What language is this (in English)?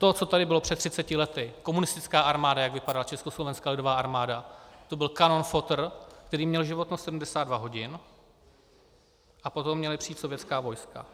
Czech